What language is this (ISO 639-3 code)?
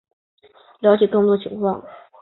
zho